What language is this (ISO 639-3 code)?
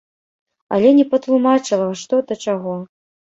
bel